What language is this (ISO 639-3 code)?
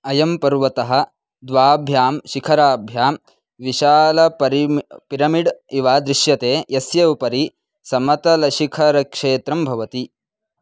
san